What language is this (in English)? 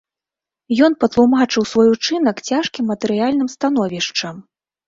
Belarusian